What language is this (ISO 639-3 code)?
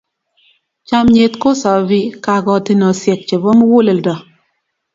kln